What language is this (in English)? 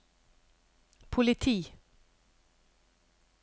Norwegian